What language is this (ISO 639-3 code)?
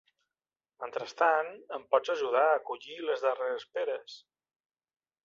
cat